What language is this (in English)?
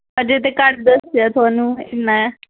Dogri